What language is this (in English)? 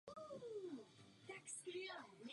Czech